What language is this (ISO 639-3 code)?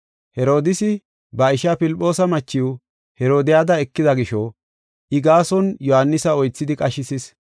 gof